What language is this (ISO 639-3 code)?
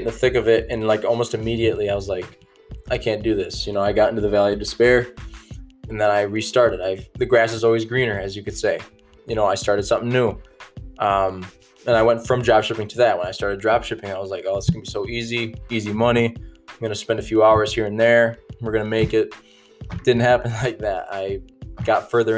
eng